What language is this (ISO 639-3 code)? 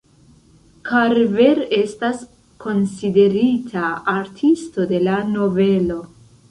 epo